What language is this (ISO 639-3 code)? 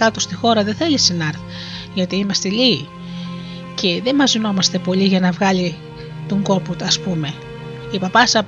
ell